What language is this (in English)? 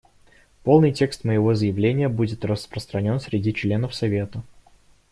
Russian